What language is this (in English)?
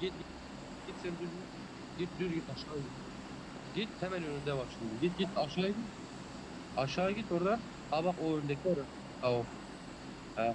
Turkish